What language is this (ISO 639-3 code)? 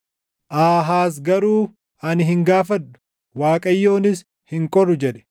orm